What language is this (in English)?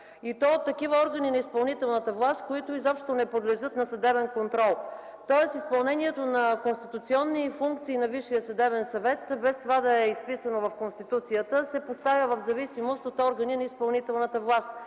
Bulgarian